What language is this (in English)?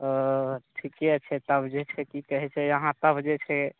Maithili